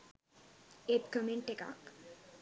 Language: Sinhala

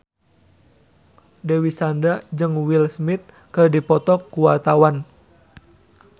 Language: Sundanese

